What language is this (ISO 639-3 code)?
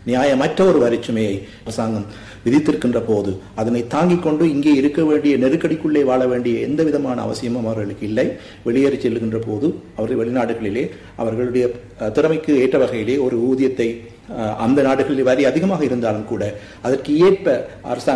tam